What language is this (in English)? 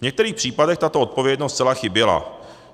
Czech